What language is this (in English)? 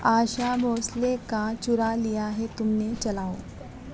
Urdu